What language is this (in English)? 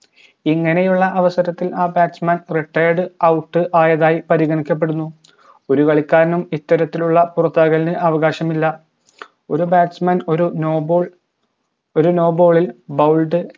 Malayalam